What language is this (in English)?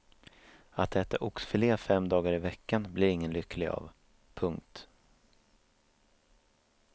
Swedish